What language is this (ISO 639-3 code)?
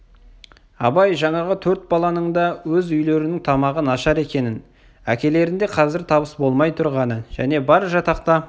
kaz